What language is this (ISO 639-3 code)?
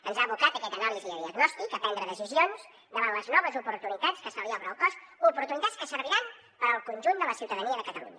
cat